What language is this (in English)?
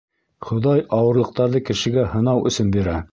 Bashkir